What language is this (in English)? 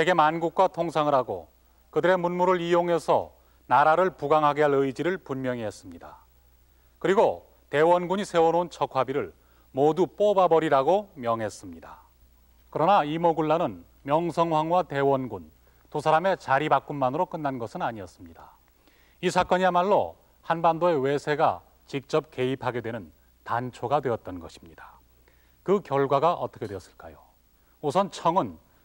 Korean